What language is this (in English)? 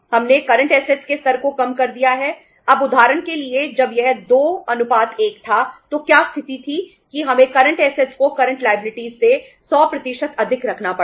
Hindi